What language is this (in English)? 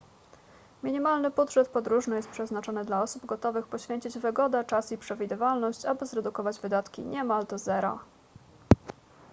Polish